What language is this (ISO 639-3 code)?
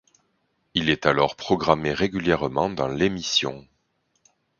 fra